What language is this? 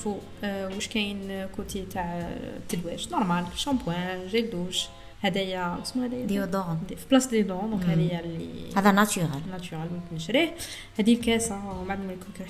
Arabic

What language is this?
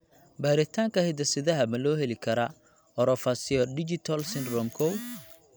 Somali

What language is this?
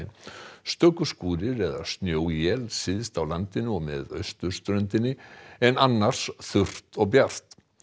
Icelandic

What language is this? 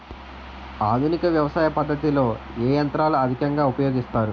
Telugu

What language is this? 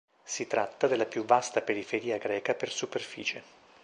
Italian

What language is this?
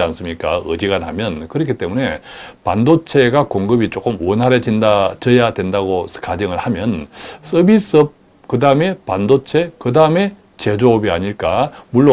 Korean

